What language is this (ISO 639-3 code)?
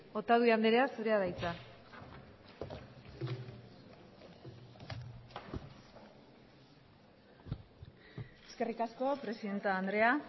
eus